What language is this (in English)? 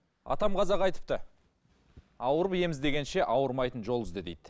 Kazakh